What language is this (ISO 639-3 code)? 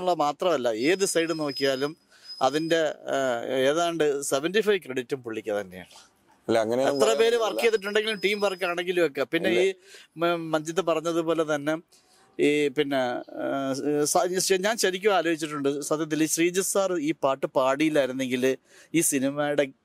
mal